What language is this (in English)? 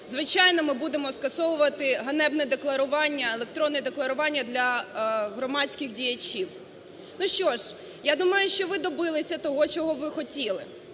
Ukrainian